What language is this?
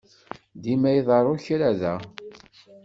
Kabyle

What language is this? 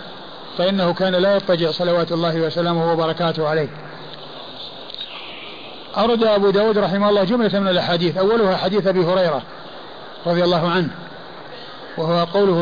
Arabic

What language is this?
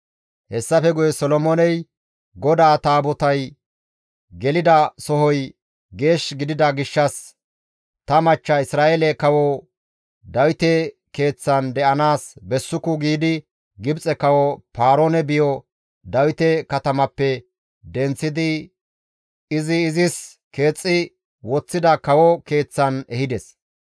Gamo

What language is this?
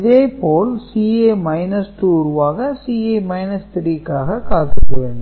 Tamil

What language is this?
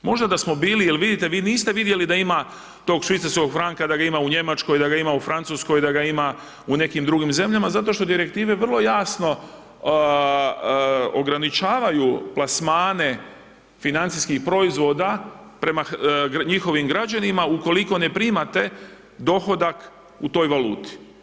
Croatian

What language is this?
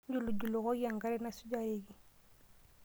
Masai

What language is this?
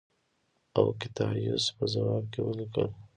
Pashto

